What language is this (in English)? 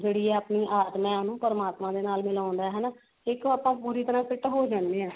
Punjabi